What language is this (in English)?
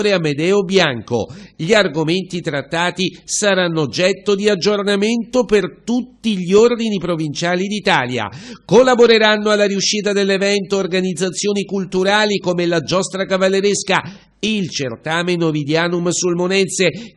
Italian